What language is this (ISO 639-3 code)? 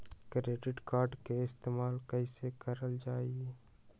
mag